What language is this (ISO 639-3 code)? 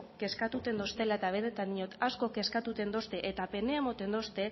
eus